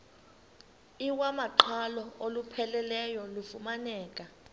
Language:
Xhosa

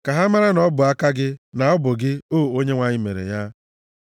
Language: Igbo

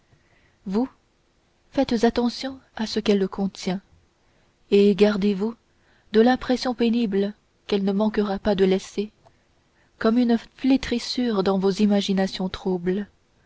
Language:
French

